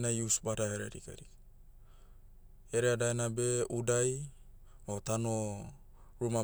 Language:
Motu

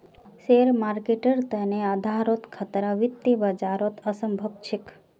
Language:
Magahi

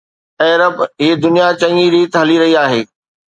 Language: Sindhi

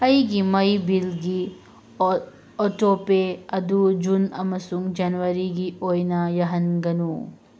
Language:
Manipuri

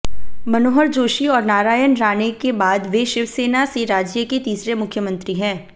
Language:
Hindi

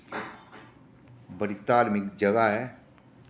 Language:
Dogri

